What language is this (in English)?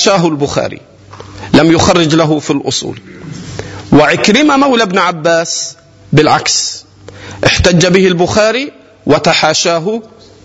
Arabic